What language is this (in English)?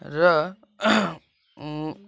Nepali